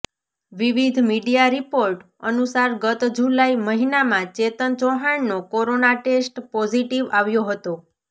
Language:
Gujarati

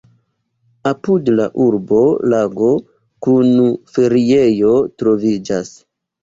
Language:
Esperanto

